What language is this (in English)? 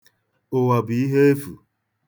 Igbo